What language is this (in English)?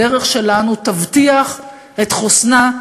Hebrew